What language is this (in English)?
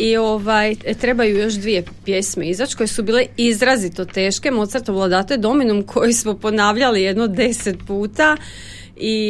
Croatian